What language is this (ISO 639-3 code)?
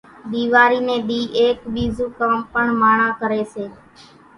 gjk